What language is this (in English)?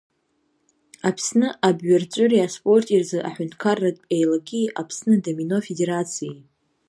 Abkhazian